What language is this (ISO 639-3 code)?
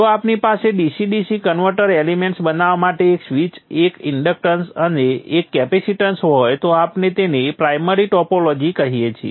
guj